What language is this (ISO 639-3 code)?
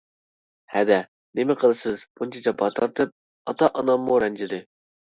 uig